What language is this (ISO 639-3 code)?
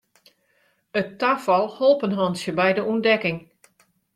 fry